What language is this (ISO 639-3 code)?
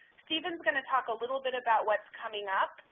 eng